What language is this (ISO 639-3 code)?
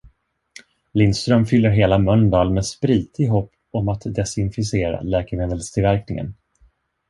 swe